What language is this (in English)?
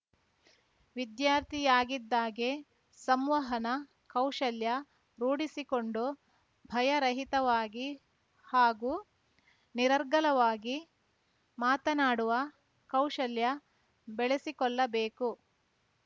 Kannada